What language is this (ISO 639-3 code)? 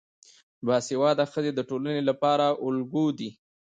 pus